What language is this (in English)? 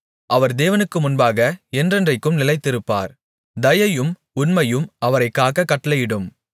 Tamil